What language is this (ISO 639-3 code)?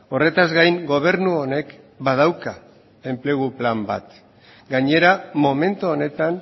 eus